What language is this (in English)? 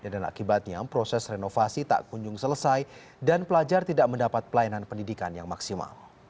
Indonesian